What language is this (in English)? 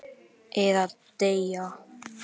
Icelandic